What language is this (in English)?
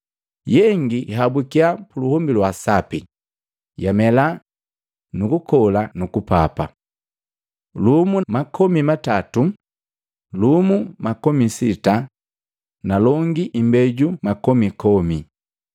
Matengo